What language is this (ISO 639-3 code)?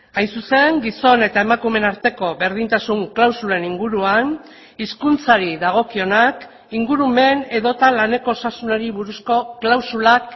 eus